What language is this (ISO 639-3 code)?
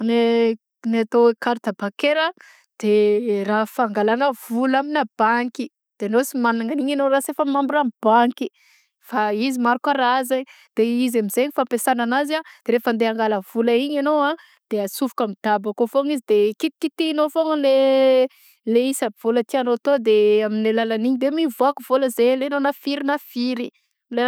bzc